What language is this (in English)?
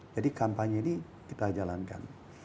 Indonesian